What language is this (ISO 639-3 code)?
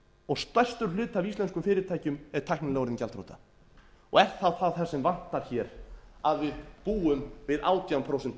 isl